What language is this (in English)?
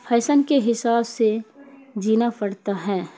Urdu